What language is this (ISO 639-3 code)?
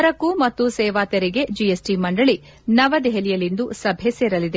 kan